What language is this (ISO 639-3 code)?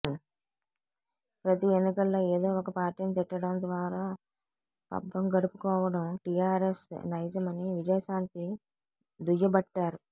tel